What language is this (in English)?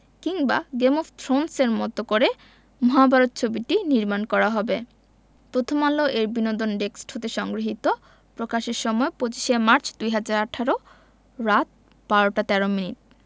Bangla